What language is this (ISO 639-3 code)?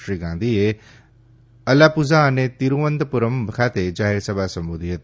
guj